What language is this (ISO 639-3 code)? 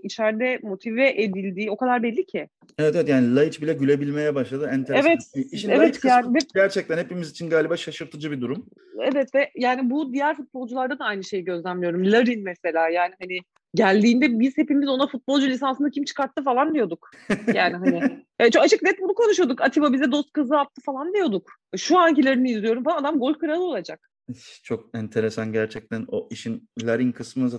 tur